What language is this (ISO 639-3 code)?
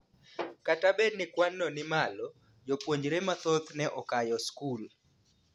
luo